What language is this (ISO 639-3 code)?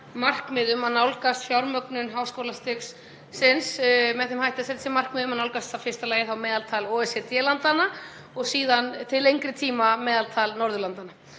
isl